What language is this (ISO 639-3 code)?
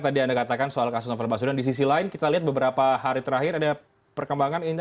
ind